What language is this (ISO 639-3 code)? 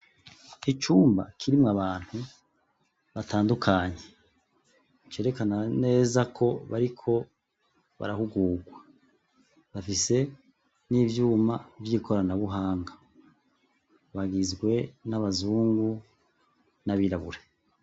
run